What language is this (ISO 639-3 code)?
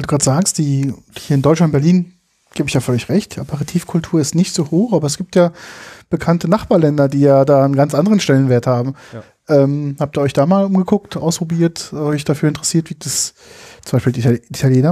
deu